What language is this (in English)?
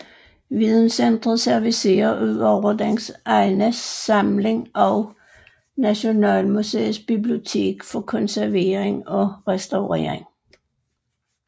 Danish